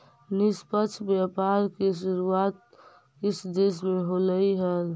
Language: Magahi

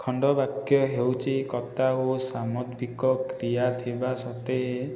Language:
Odia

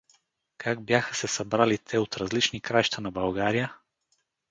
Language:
Bulgarian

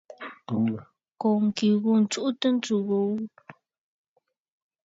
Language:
Bafut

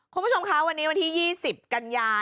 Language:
Thai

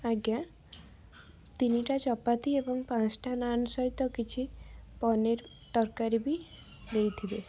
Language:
Odia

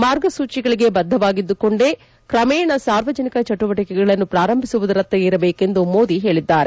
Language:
Kannada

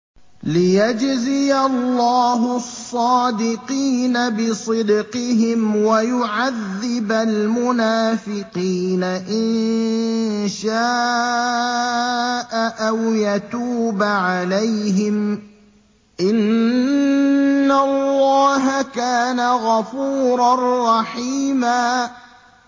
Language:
Arabic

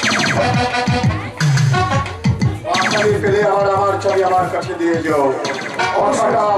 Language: Korean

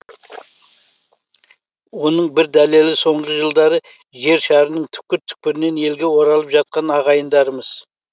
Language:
Kazakh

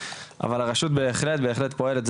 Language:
Hebrew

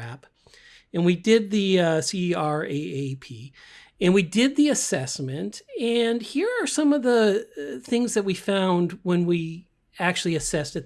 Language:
English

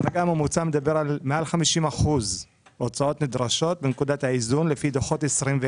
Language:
Hebrew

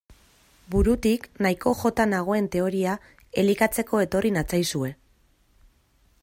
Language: Basque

